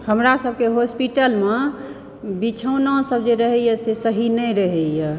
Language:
Maithili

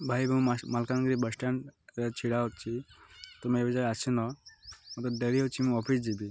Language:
Odia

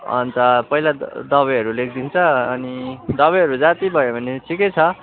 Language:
Nepali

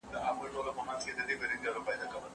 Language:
Pashto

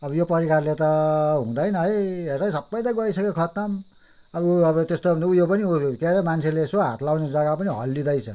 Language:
Nepali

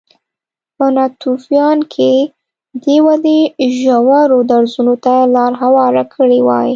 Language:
Pashto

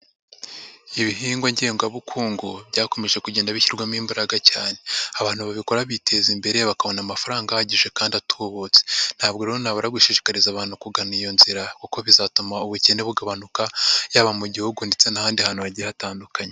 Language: Kinyarwanda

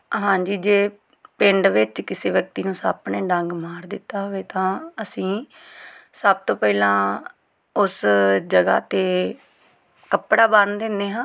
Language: Punjabi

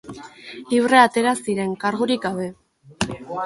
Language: Basque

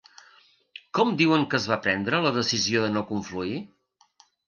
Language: Catalan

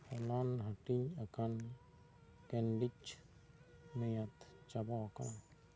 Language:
Santali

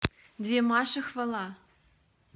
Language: Russian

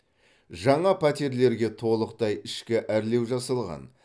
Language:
Kazakh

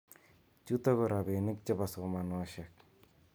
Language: Kalenjin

